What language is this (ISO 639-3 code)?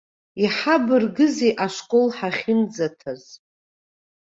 abk